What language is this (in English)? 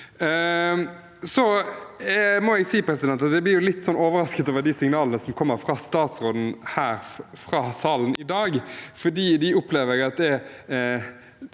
Norwegian